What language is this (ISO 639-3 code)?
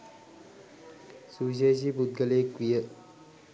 sin